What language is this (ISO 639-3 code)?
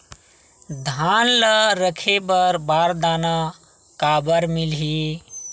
hne